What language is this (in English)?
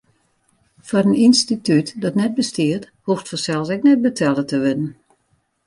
Western Frisian